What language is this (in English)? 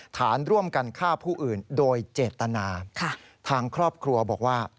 Thai